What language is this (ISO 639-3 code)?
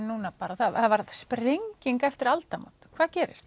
isl